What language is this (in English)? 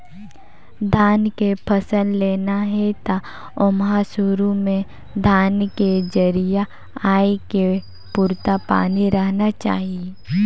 Chhattisgarhi